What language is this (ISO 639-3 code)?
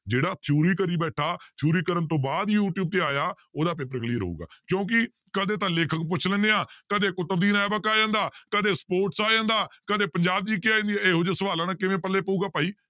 pan